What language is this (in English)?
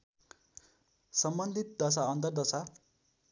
Nepali